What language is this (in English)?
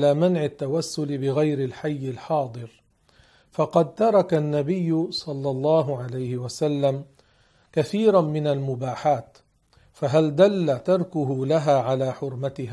Arabic